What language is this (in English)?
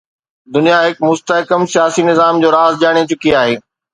Sindhi